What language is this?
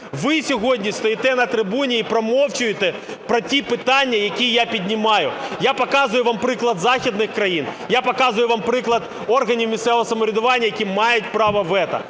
Ukrainian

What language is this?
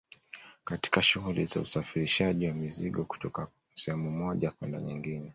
Swahili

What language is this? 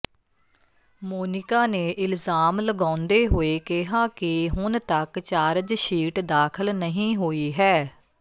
Punjabi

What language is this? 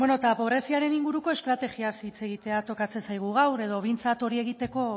Basque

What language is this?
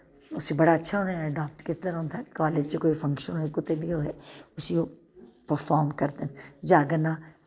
Dogri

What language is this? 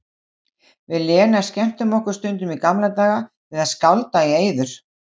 Icelandic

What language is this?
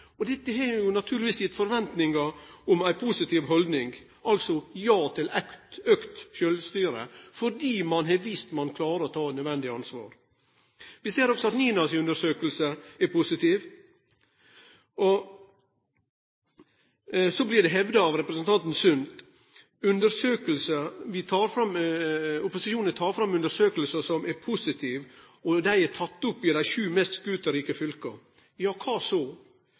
Norwegian Nynorsk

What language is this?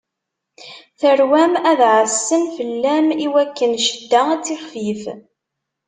Kabyle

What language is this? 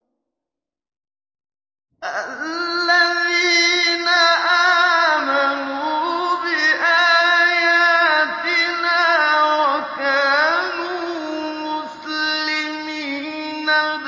Arabic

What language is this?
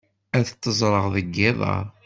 Kabyle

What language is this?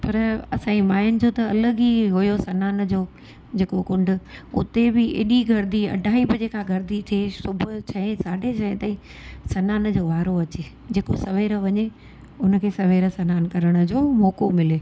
Sindhi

